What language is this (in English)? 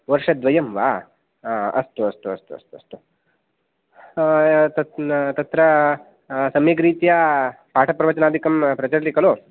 Sanskrit